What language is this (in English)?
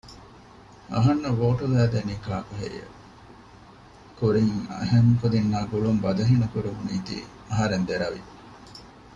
Divehi